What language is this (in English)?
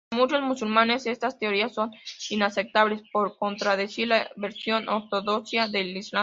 Spanish